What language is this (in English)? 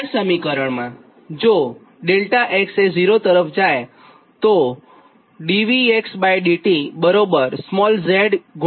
Gujarati